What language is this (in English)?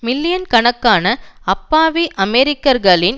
Tamil